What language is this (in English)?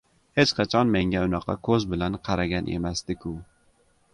Uzbek